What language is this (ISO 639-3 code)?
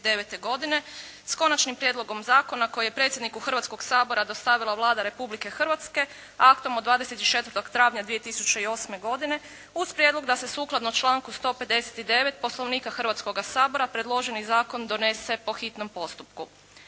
hrv